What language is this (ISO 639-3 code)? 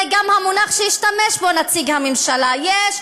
heb